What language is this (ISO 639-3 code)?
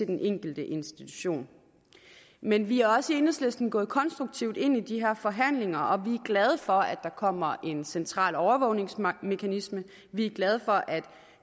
dan